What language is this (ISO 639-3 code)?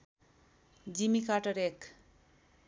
nep